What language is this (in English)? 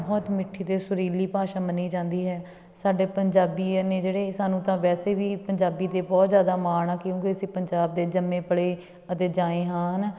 Punjabi